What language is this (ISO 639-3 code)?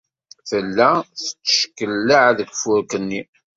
kab